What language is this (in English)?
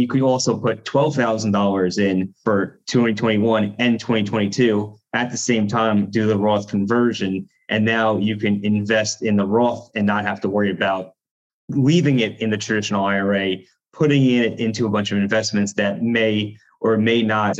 English